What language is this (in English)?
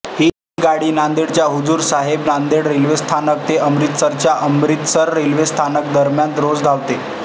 Marathi